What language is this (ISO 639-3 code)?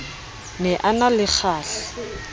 sot